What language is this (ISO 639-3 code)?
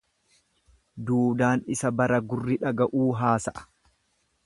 orm